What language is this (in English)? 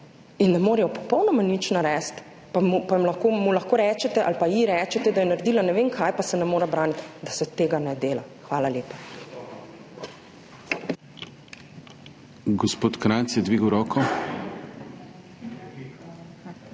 Slovenian